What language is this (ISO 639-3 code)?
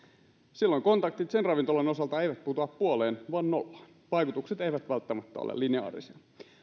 fin